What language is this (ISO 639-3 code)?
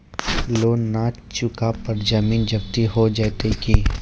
mai